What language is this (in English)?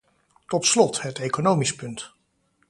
Dutch